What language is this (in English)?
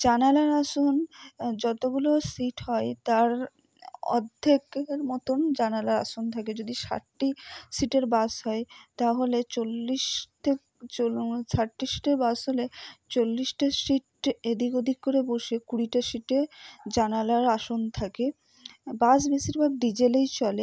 Bangla